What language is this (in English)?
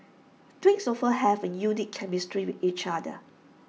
English